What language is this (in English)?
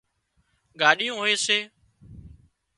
Wadiyara Koli